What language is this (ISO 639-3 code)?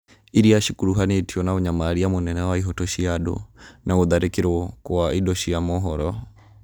kik